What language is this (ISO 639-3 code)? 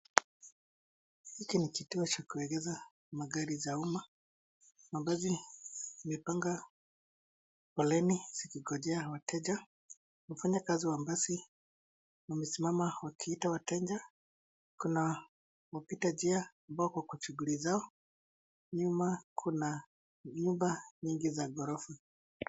swa